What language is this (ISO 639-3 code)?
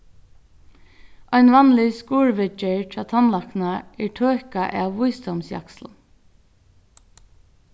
fao